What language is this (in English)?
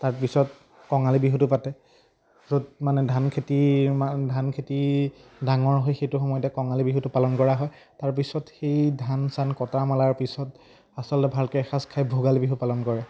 Assamese